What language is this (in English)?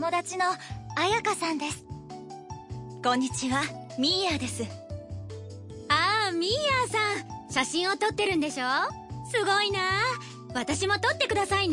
Urdu